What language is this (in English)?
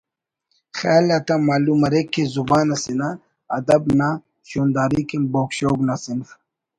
Brahui